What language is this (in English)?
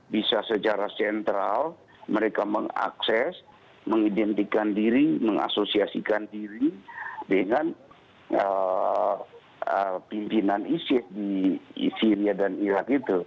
Indonesian